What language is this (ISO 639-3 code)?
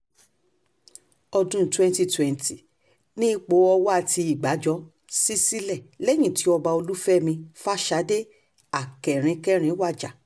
yor